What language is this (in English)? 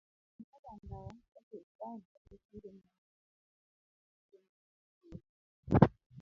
Luo (Kenya and Tanzania)